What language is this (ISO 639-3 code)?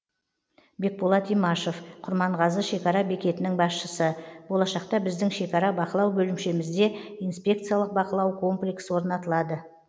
kaz